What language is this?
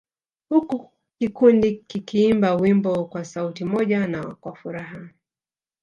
Swahili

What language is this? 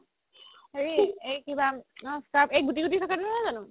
Assamese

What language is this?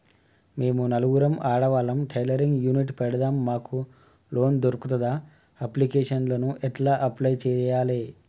Telugu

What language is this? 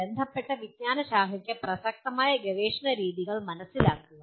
Malayalam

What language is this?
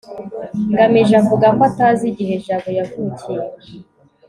Kinyarwanda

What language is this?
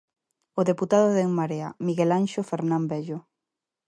Galician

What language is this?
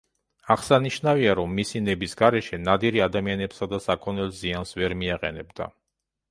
Georgian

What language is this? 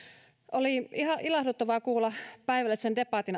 Finnish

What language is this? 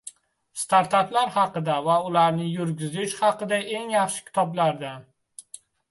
Uzbek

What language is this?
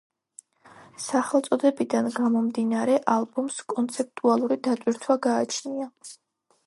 Georgian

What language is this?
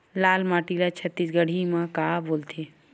Chhattisgarhi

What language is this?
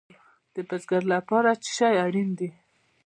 Pashto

